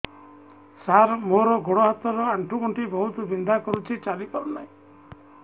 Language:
Odia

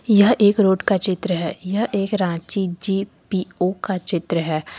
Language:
Hindi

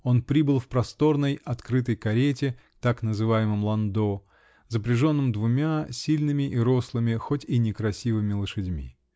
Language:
Russian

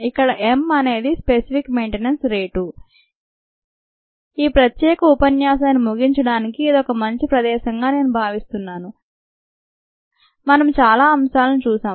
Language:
Telugu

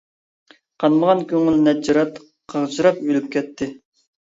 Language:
Uyghur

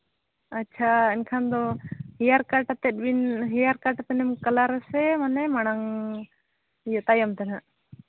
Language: Santali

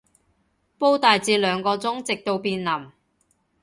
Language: Cantonese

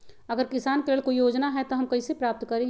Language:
Magahi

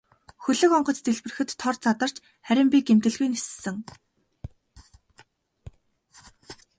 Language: Mongolian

